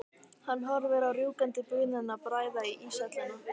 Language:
Icelandic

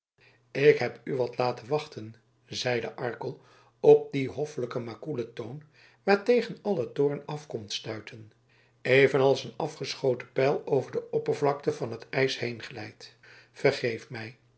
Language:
Dutch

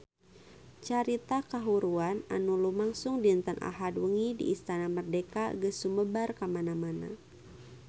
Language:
Sundanese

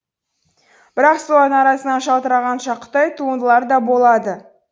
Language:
Kazakh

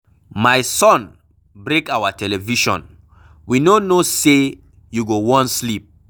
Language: Nigerian Pidgin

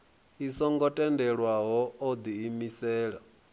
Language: Venda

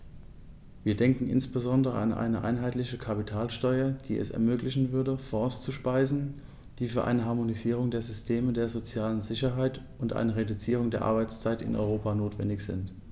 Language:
German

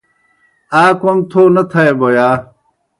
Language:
Kohistani Shina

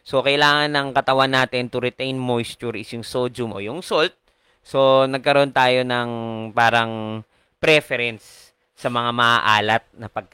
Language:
Filipino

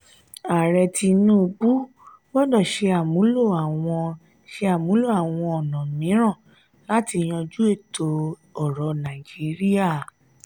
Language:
Yoruba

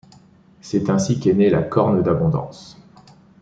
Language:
French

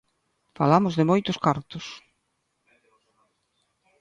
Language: Galician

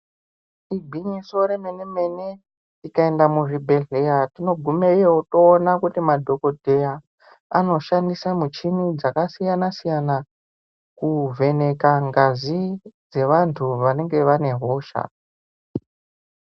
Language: Ndau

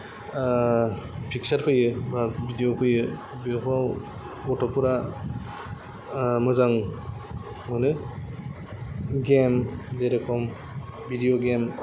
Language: Bodo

